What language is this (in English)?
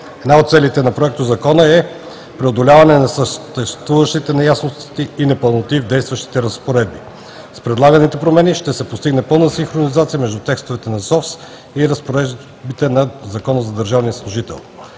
Bulgarian